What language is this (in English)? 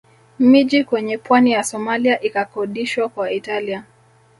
Swahili